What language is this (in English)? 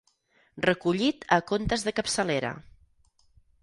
Catalan